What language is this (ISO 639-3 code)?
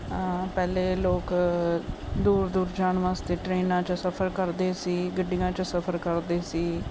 pan